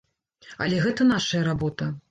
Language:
Belarusian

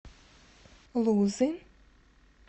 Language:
Russian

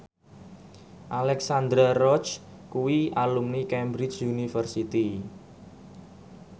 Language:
Javanese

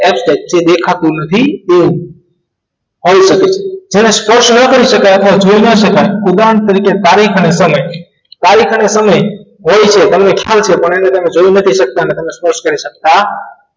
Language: Gujarati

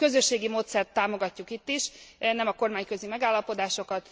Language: Hungarian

